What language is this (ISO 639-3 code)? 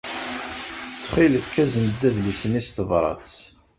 kab